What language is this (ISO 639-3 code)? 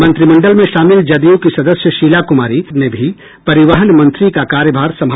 hin